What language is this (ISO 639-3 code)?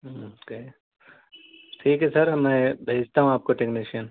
urd